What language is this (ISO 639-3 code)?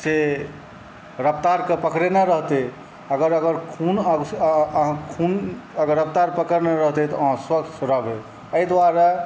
mai